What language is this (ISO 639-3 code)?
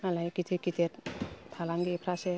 brx